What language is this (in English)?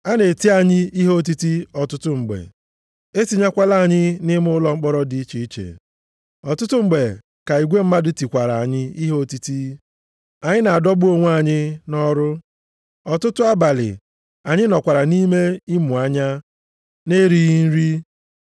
Igbo